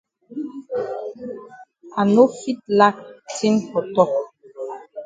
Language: Cameroon Pidgin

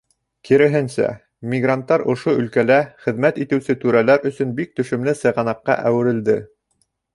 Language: Bashkir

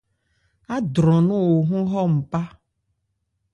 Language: Ebrié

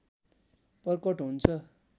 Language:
Nepali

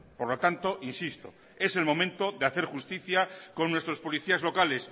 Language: Spanish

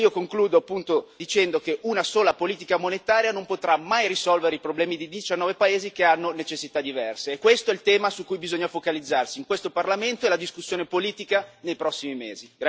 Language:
Italian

